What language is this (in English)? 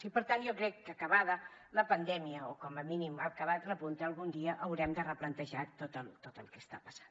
Catalan